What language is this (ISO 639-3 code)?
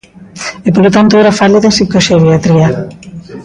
glg